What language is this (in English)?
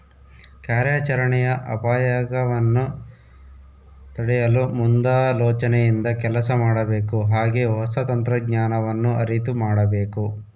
Kannada